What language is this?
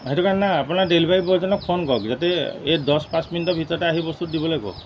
Assamese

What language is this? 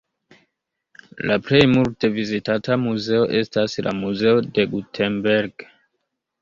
Esperanto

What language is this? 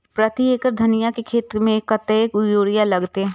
Maithili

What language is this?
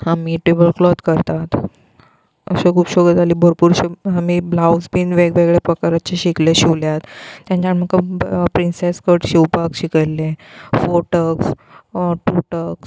Konkani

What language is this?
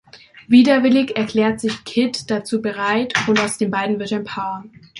German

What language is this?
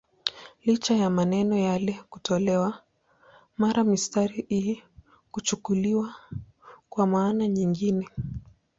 Swahili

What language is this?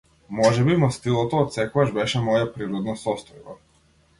Macedonian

